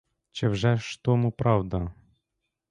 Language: Ukrainian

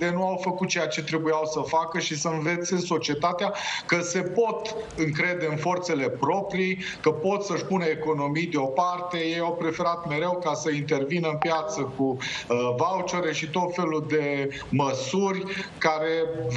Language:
Romanian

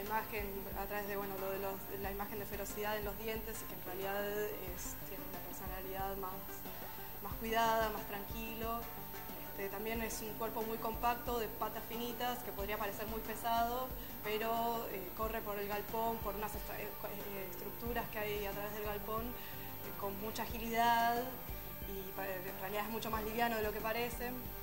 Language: Spanish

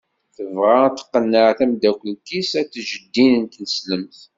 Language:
Kabyle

